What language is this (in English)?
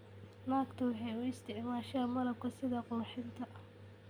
Somali